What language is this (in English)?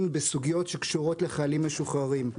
Hebrew